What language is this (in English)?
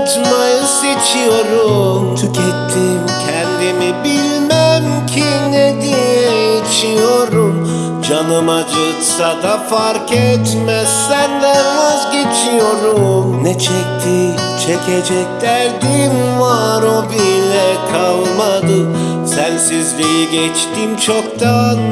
Turkish